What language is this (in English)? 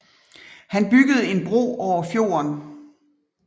Danish